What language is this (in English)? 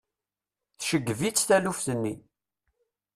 Kabyle